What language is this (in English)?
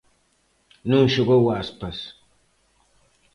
Galician